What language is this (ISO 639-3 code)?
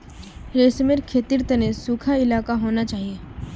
mag